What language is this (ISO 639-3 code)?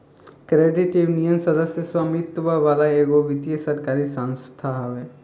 bho